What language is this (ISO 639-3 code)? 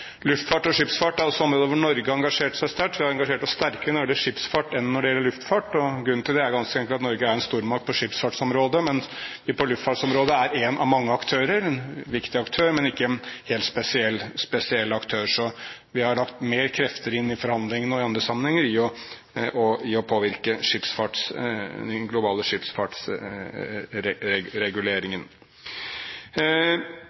nob